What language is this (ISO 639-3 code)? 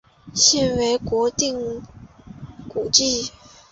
zho